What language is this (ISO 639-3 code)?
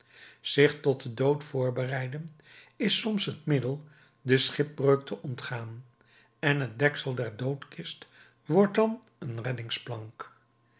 nld